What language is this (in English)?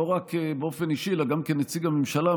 Hebrew